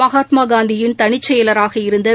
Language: Tamil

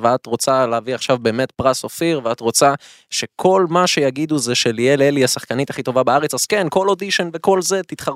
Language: Hebrew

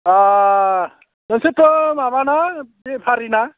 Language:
Bodo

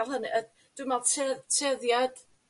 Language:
Welsh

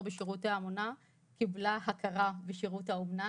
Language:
Hebrew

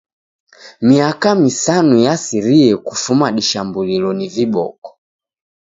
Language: Taita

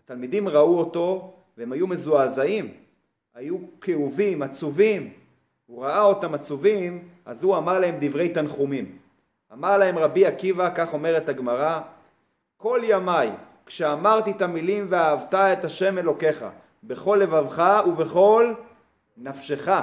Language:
Hebrew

